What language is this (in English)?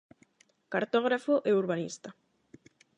Galician